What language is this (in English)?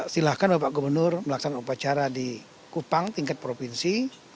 Indonesian